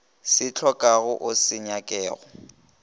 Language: Northern Sotho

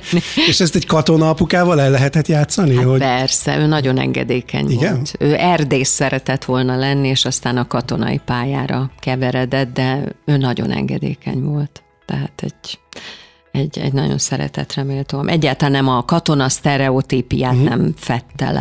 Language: Hungarian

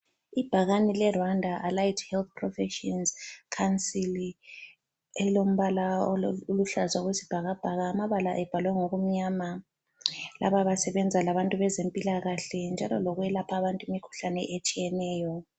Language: North Ndebele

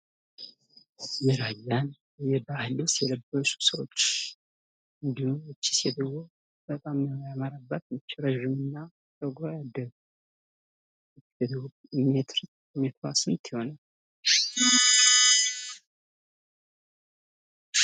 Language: Amharic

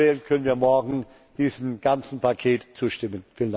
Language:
German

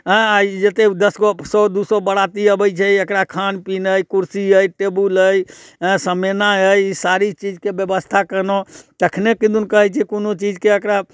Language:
Maithili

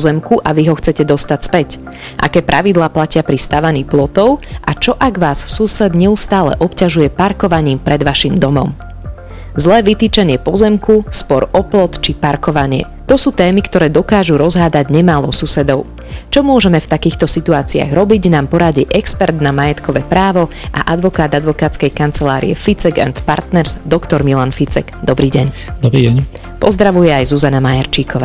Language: Slovak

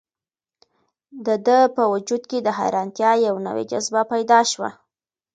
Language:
Pashto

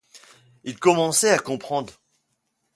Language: French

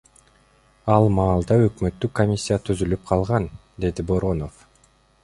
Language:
Kyrgyz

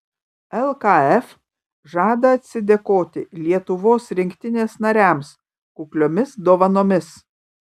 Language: Lithuanian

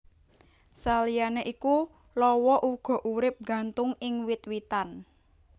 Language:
Javanese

